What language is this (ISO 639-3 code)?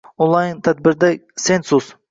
uzb